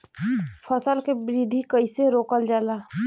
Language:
Bhojpuri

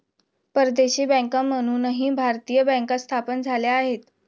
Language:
Marathi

